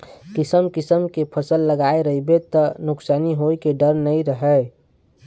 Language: Chhattisgarhi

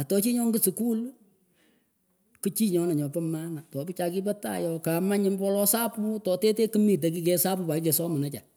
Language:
Pökoot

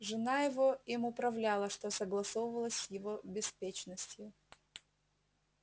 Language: Russian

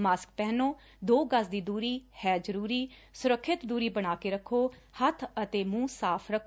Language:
Punjabi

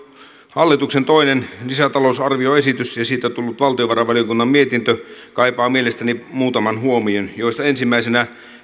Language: Finnish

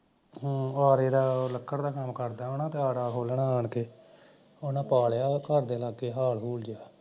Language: Punjabi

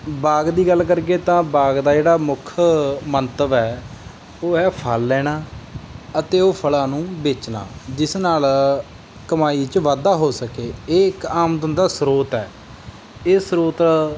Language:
Punjabi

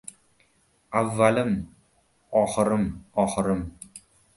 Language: Uzbek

